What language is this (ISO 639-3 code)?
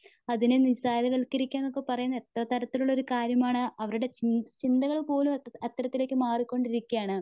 mal